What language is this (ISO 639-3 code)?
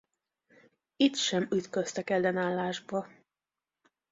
hun